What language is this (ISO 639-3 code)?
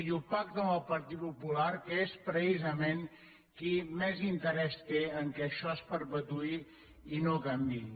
cat